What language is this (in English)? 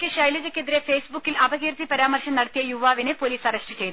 Malayalam